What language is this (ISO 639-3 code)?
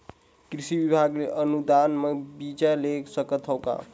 hne